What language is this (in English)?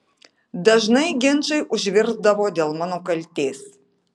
Lithuanian